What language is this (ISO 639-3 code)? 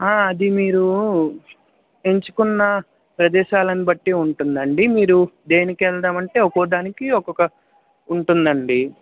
tel